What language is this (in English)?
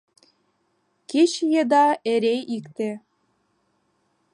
Mari